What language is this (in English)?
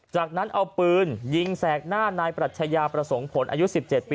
Thai